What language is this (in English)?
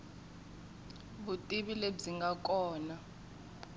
Tsonga